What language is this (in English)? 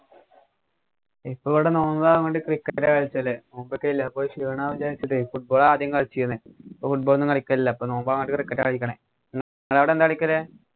Malayalam